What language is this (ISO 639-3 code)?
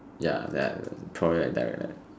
eng